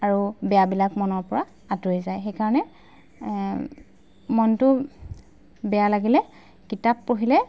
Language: Assamese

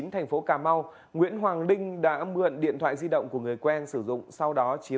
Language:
Vietnamese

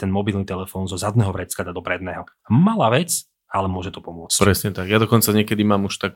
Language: Slovak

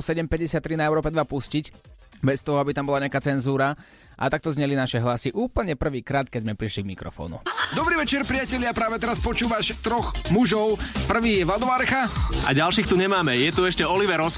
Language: Slovak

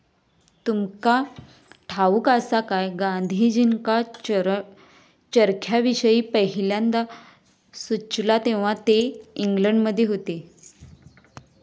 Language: Marathi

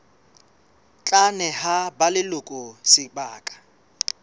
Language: Southern Sotho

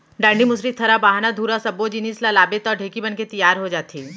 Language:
Chhattisgarhi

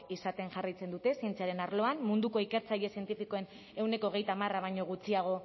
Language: Basque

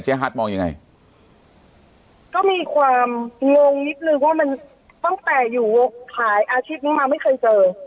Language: Thai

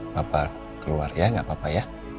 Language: Indonesian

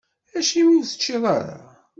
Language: Kabyle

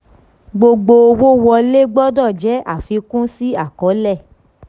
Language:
Yoruba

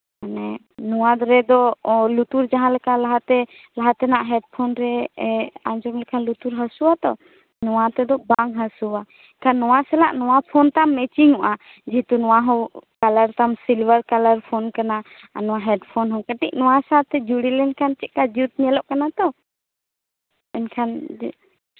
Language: Santali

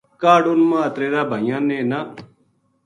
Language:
Gujari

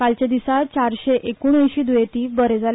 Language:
Konkani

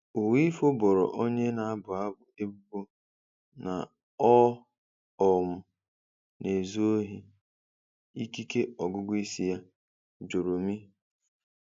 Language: Igbo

